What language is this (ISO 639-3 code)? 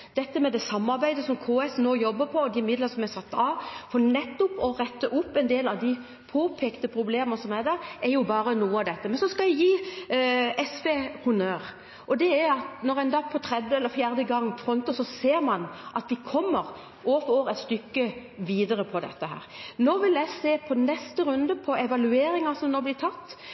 nob